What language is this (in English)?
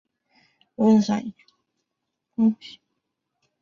Chinese